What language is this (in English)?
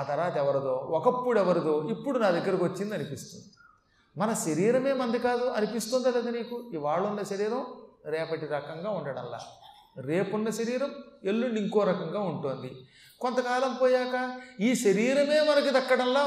Telugu